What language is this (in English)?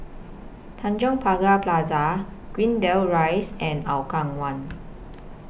English